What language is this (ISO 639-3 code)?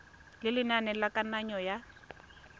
tsn